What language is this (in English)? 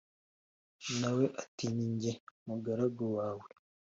Kinyarwanda